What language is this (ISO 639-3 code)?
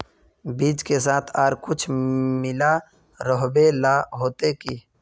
mag